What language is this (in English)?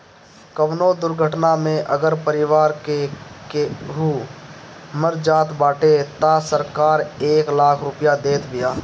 Bhojpuri